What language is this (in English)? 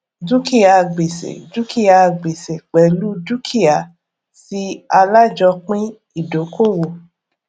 Yoruba